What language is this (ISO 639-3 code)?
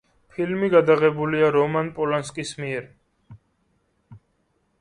kat